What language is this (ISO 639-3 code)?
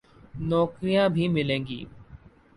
urd